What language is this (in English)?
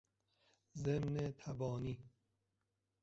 Persian